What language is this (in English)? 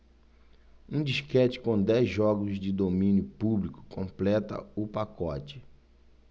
Portuguese